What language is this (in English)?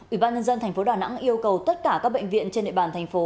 Vietnamese